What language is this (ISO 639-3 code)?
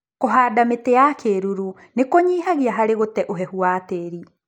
kik